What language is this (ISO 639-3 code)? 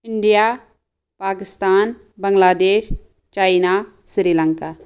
kas